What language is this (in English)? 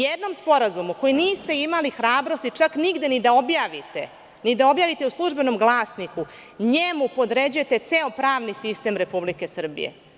Serbian